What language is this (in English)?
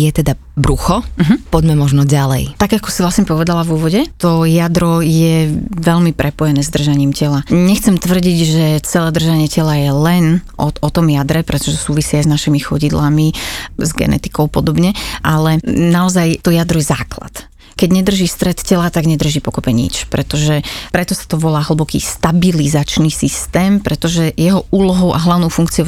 Slovak